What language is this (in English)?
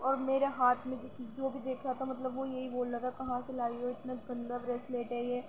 Urdu